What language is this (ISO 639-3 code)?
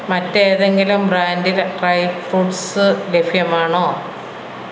mal